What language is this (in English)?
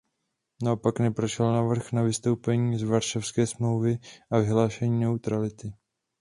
Czech